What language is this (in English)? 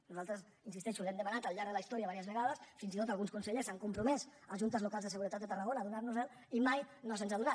Catalan